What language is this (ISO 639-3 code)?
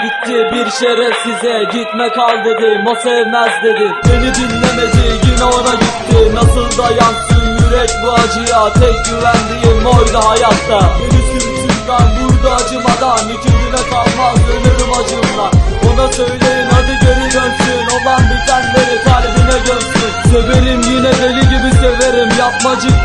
tur